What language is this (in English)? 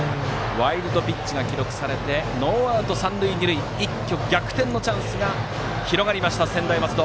Japanese